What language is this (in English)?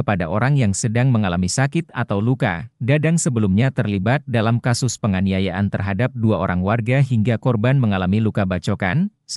Indonesian